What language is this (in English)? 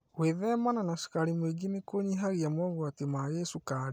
Kikuyu